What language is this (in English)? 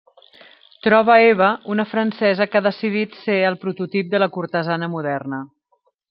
Catalan